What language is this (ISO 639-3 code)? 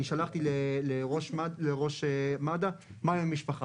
heb